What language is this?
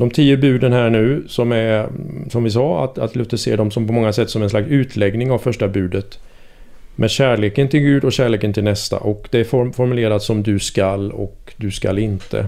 Swedish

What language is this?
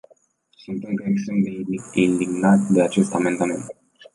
Romanian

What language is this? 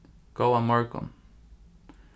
Faroese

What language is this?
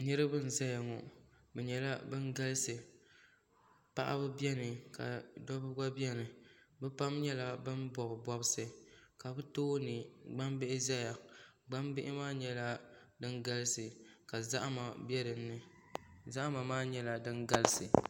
Dagbani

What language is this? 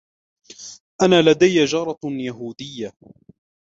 Arabic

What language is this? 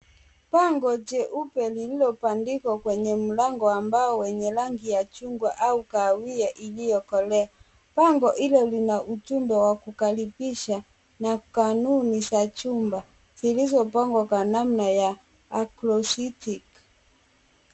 Swahili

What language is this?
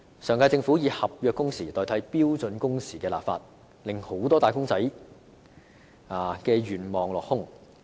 Cantonese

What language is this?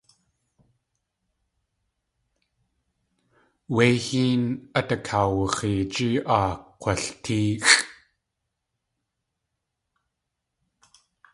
Tlingit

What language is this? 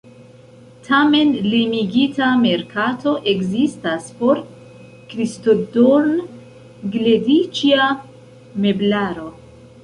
Esperanto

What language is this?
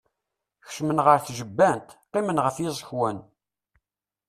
Kabyle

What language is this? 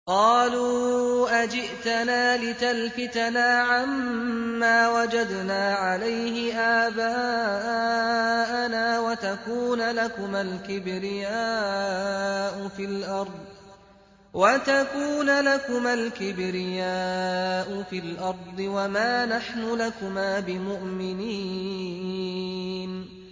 Arabic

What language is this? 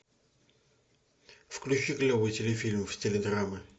Russian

